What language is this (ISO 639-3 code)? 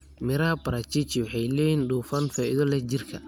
som